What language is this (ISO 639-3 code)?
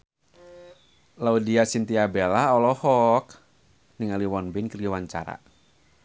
sun